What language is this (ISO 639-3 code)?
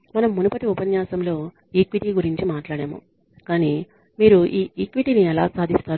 tel